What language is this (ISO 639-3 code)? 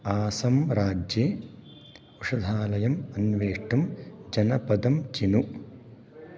san